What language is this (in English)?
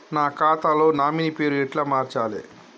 Telugu